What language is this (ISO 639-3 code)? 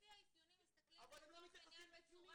heb